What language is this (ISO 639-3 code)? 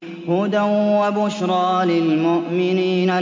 ara